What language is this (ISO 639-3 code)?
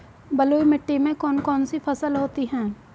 hin